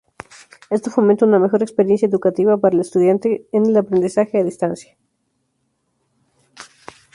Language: Spanish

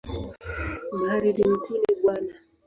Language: Swahili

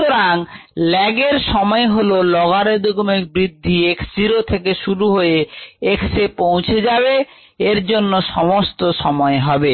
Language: Bangla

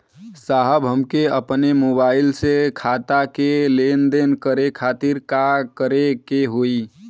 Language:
Bhojpuri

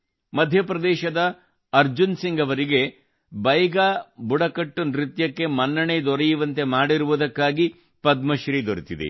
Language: Kannada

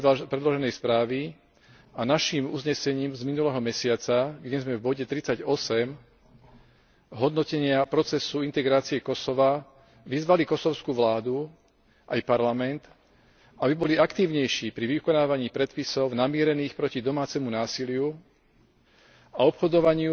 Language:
Slovak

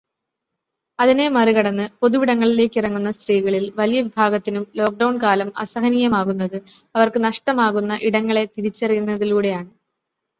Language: Malayalam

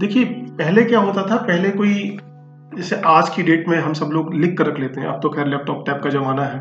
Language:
Hindi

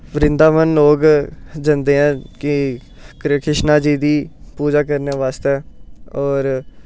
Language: Dogri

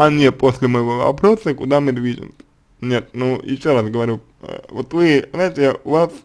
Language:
Russian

